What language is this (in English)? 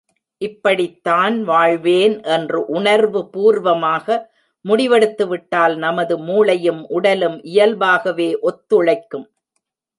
Tamil